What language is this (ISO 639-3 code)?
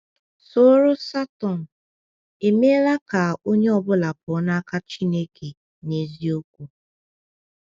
ibo